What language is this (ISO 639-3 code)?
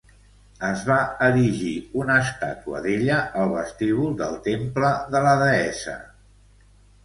cat